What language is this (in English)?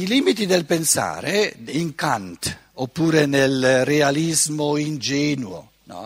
Italian